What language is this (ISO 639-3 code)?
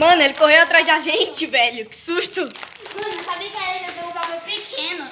por